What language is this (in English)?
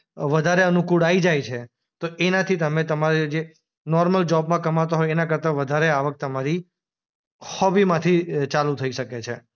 Gujarati